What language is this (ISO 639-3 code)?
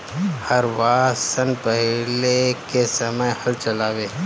bho